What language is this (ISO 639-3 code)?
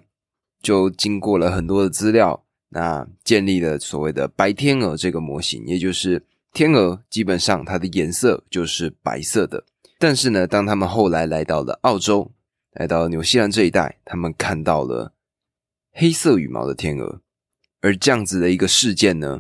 zho